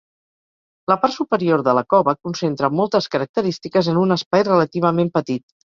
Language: Catalan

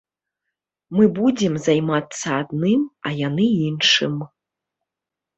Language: Belarusian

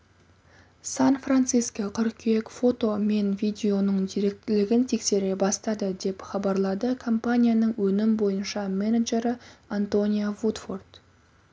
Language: Kazakh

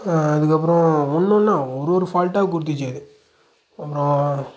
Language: Tamil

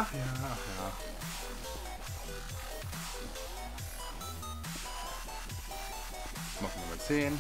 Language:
German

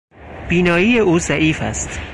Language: Persian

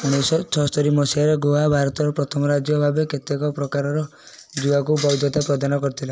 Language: Odia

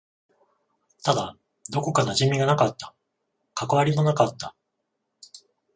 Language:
Japanese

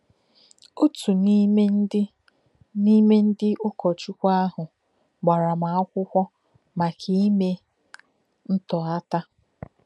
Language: Igbo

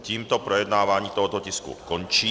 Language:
Czech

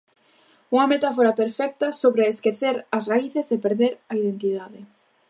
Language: Galician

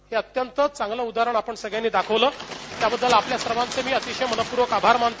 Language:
Marathi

